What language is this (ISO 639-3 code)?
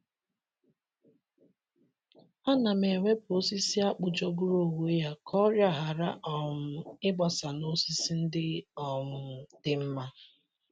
ibo